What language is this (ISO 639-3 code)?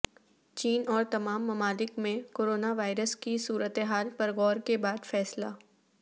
urd